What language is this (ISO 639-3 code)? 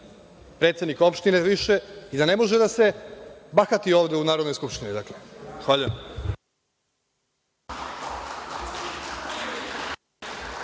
srp